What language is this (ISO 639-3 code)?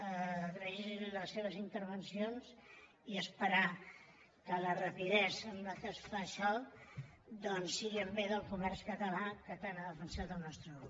cat